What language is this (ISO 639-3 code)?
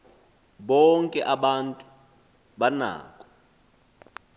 xho